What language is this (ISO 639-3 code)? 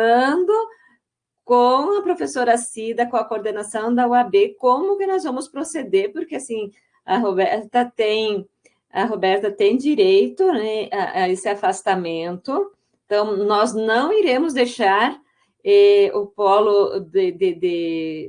por